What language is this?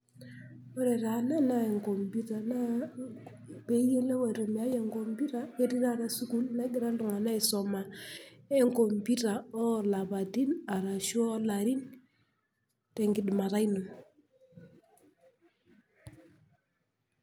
Masai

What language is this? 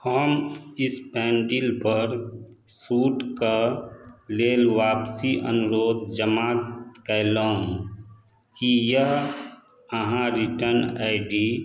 Maithili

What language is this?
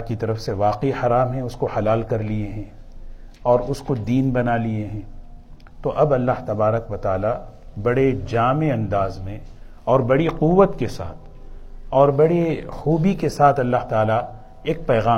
Urdu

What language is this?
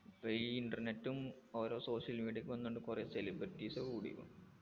Malayalam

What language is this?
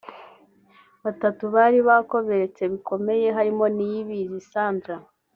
Kinyarwanda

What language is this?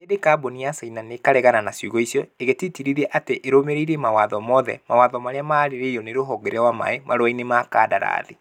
Kikuyu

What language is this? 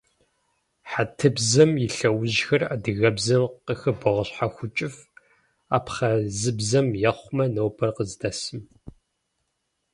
Kabardian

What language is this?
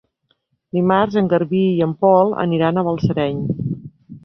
Catalan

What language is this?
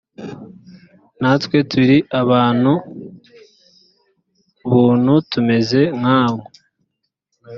Kinyarwanda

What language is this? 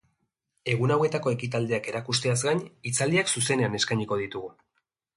Basque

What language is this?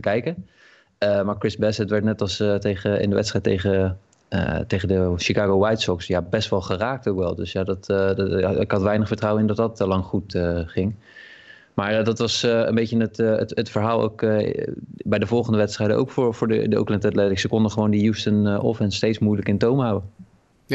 Dutch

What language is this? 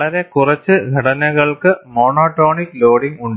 Malayalam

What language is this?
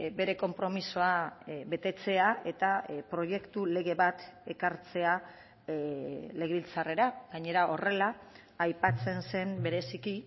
Basque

